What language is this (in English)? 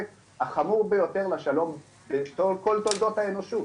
Hebrew